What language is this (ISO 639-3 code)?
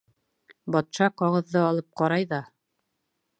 bak